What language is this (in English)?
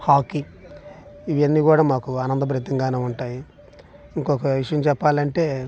Telugu